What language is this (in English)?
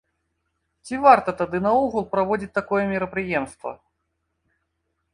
Belarusian